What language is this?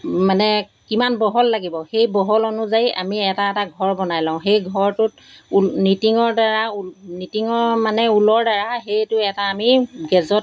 Assamese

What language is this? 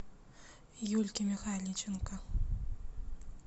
Russian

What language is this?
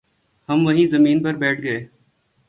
Urdu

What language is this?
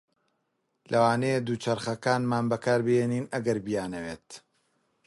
Central Kurdish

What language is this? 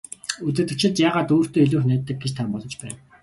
Mongolian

